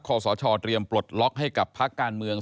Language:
Thai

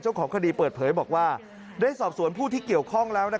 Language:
Thai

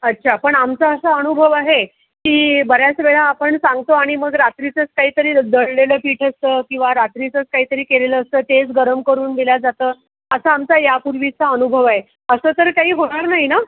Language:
Marathi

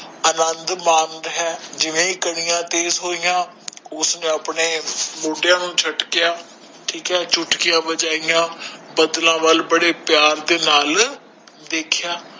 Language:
Punjabi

